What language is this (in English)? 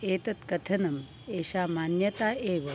Sanskrit